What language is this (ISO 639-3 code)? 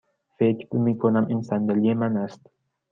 fas